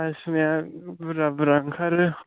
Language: Bodo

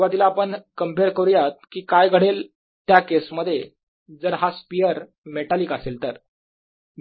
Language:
Marathi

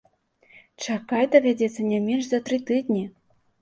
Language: Belarusian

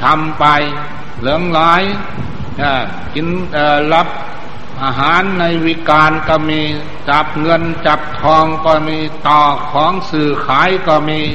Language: Thai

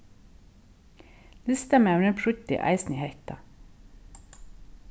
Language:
Faroese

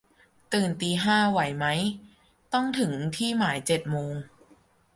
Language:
Thai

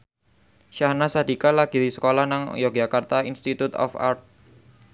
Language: Javanese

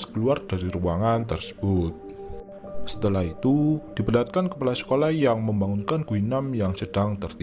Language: Indonesian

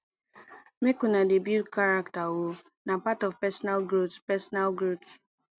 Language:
Nigerian Pidgin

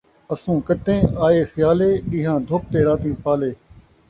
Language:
Saraiki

